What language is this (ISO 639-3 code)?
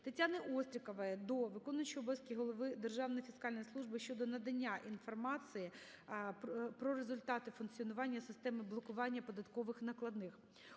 ukr